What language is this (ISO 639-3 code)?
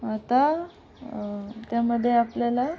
mar